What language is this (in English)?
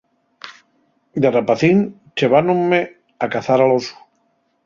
Asturian